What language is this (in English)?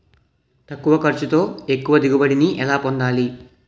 Telugu